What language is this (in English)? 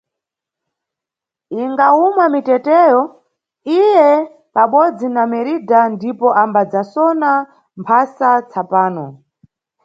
Nyungwe